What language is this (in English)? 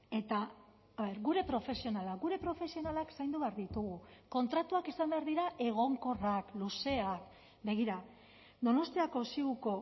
Basque